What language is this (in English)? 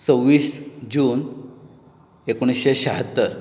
Konkani